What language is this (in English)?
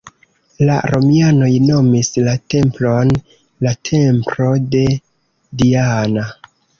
Esperanto